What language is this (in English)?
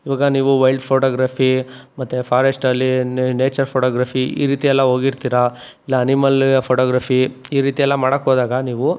Kannada